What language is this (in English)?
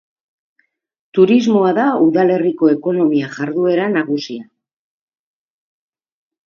Basque